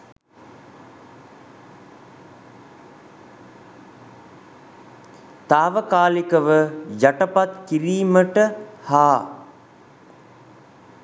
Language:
Sinhala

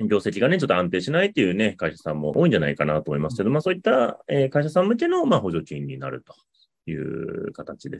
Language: Japanese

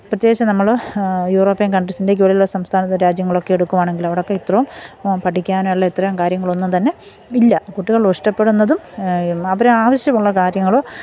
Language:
Malayalam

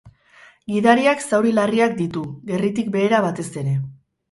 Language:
Basque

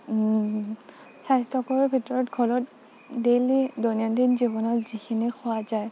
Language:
Assamese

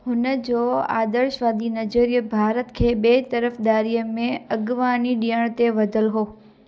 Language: Sindhi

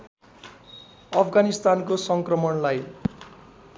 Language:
Nepali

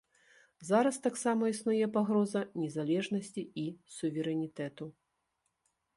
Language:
Belarusian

